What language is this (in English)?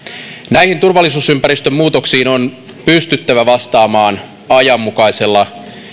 Finnish